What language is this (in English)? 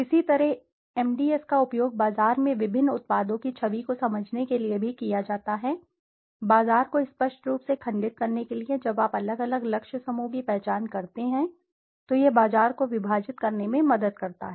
Hindi